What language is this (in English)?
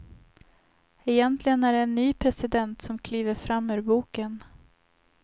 Swedish